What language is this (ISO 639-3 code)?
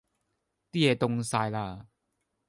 yue